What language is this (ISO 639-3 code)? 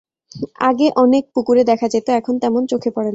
ben